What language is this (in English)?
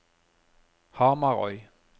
Norwegian